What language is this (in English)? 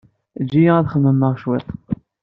Kabyle